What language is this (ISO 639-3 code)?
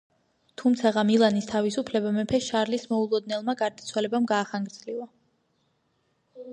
kat